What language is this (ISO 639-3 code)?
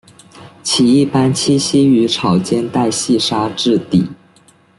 zho